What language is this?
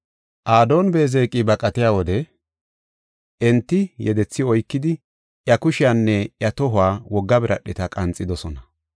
Gofa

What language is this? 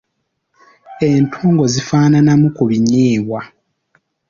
Ganda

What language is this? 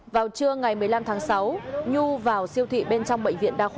Vietnamese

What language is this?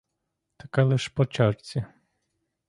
Ukrainian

